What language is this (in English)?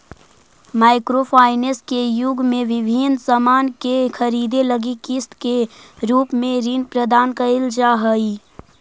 Magahi